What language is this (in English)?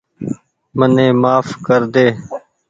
Goaria